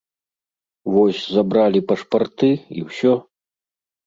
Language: Belarusian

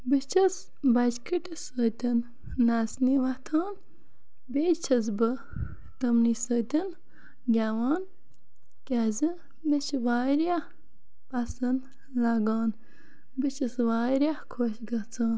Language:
Kashmiri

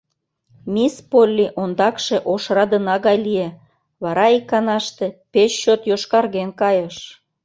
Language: Mari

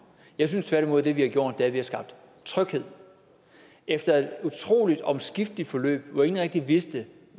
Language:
Danish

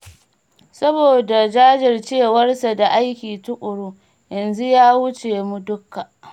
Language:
Hausa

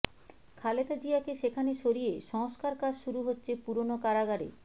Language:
Bangla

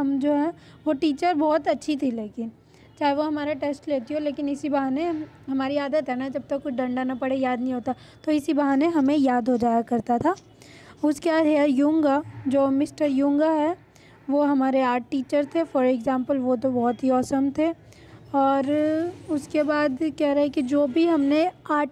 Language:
Hindi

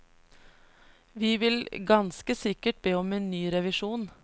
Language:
Norwegian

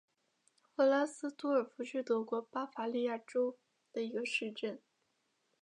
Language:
Chinese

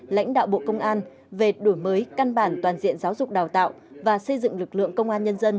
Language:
Vietnamese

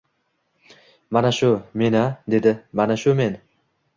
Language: Uzbek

